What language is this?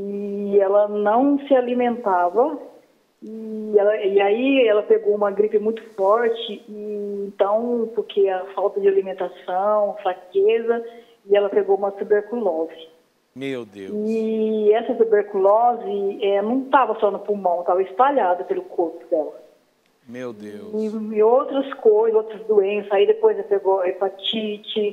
Portuguese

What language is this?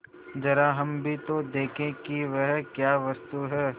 Hindi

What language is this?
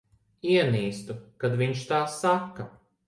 Latvian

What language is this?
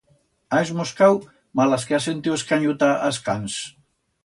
Aragonese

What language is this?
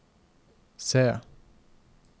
Norwegian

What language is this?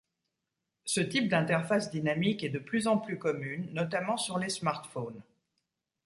French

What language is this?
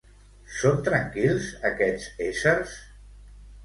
Catalan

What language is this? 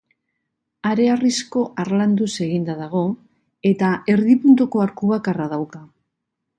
Basque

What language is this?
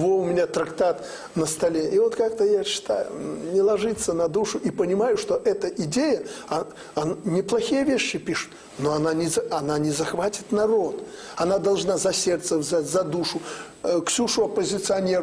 Russian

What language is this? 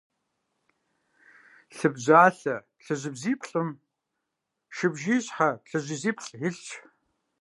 Kabardian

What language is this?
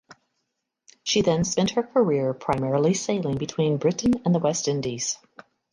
English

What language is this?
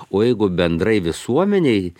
Lithuanian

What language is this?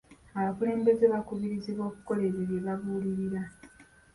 Ganda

